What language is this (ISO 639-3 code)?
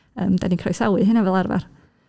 cym